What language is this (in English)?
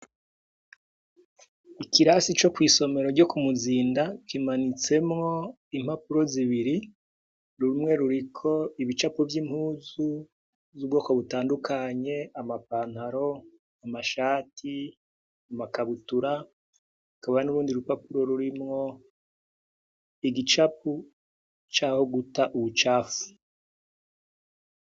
Rundi